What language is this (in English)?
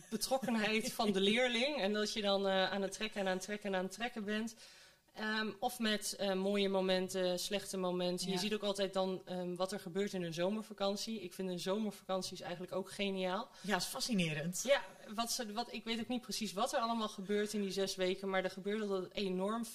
Dutch